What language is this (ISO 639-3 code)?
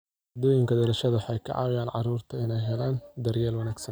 som